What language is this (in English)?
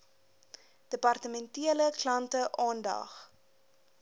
Afrikaans